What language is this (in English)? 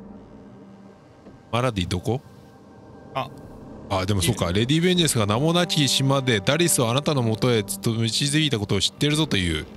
Japanese